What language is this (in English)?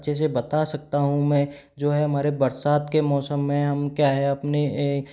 Hindi